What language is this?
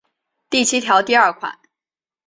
Chinese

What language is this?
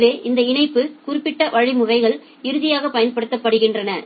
Tamil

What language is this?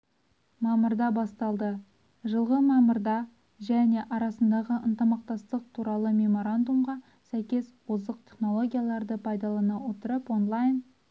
Kazakh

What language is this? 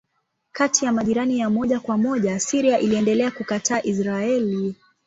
Swahili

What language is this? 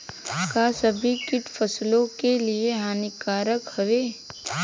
Bhojpuri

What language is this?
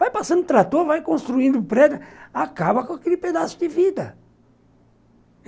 Portuguese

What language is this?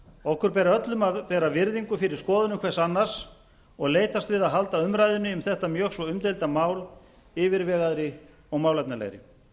Icelandic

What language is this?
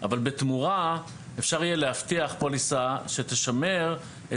Hebrew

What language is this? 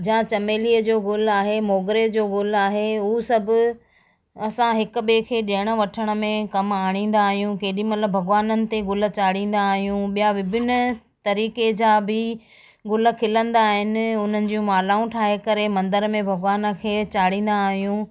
Sindhi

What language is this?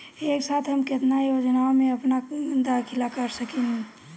Bhojpuri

